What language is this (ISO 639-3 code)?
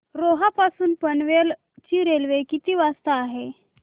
mar